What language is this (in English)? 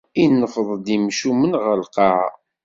Kabyle